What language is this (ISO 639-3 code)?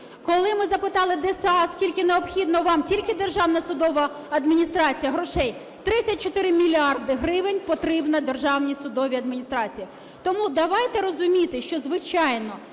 ukr